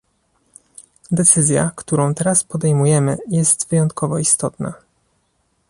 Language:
Polish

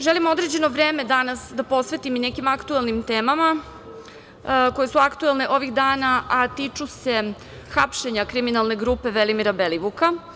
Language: Serbian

